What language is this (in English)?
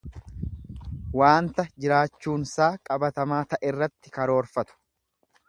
Oromo